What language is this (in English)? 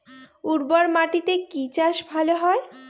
Bangla